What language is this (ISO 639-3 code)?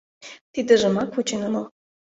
chm